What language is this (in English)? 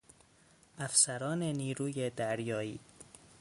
Persian